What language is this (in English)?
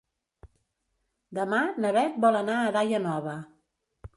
Catalan